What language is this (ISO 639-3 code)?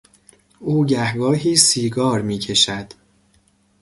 fas